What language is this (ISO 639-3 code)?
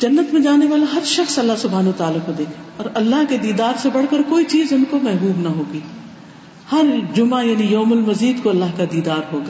urd